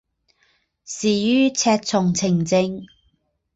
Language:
Chinese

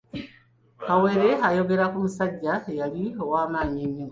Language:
Ganda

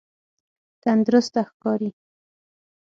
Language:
Pashto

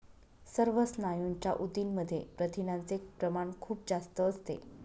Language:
Marathi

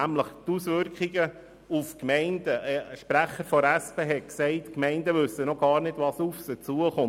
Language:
Swiss German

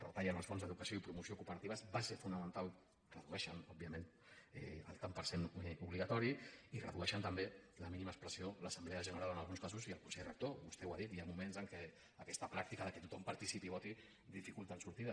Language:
Catalan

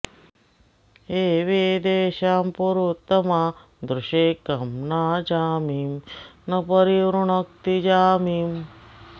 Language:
Sanskrit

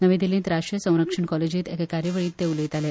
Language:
Konkani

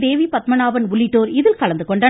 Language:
Tamil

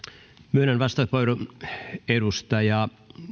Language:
Finnish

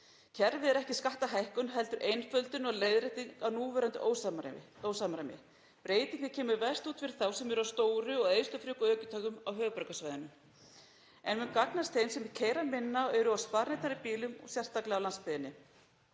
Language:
Icelandic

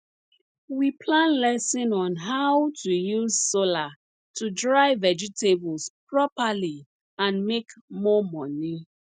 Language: Nigerian Pidgin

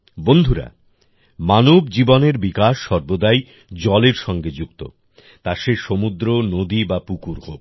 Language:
Bangla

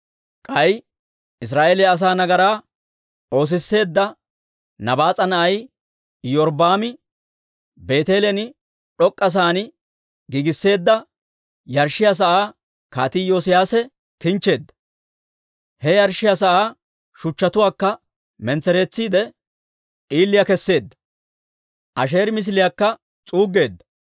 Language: Dawro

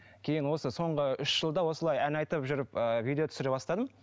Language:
Kazakh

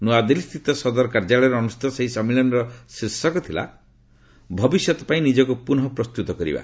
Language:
Odia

